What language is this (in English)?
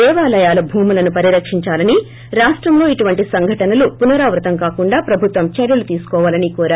Telugu